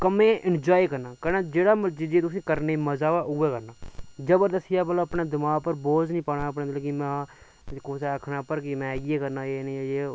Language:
Dogri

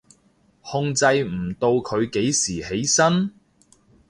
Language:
Cantonese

